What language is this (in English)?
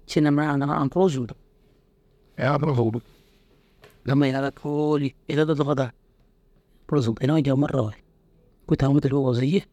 Dazaga